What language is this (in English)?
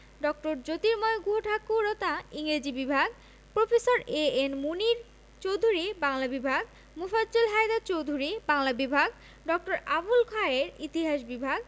Bangla